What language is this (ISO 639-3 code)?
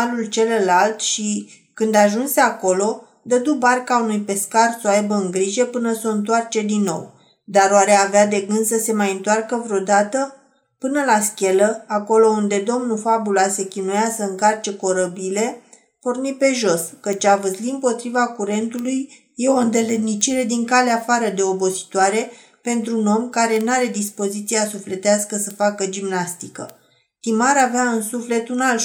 ron